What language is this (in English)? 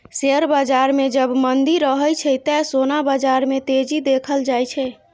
Maithili